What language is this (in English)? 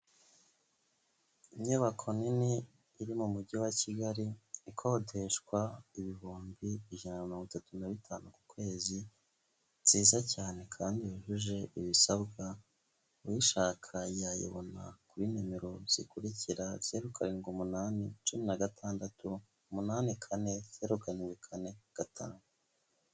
Kinyarwanda